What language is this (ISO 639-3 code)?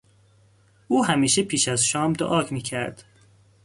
fas